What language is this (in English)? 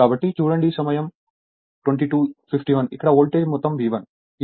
Telugu